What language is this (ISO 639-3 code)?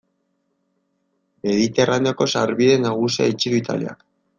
eus